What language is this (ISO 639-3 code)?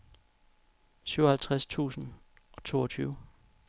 dan